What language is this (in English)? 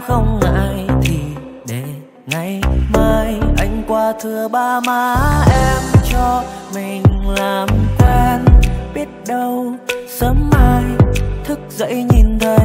Vietnamese